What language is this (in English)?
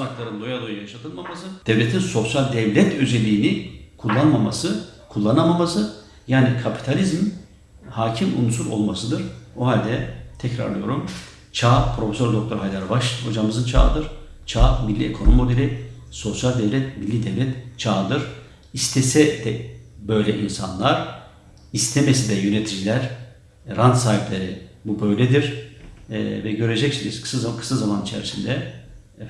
Turkish